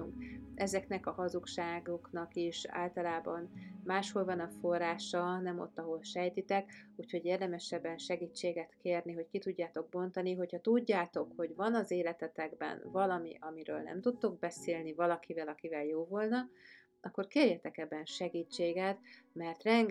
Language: Hungarian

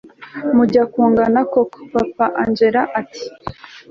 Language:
Kinyarwanda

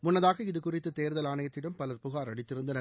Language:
Tamil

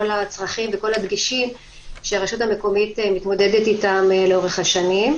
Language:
Hebrew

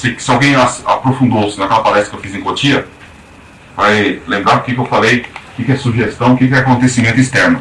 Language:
Portuguese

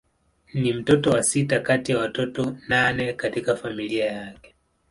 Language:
Swahili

